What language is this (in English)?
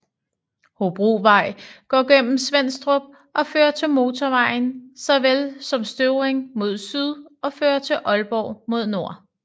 Danish